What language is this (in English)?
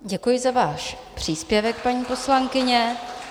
Czech